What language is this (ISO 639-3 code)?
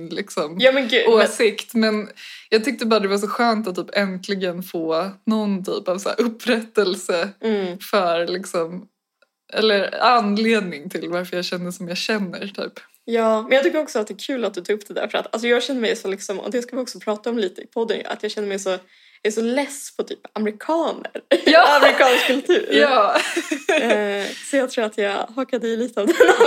swe